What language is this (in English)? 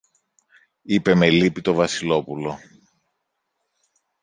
Greek